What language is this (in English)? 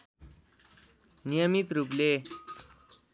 Nepali